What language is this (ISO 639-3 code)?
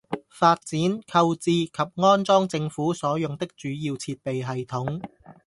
yue